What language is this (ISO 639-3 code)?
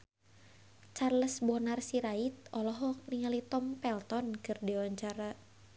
sun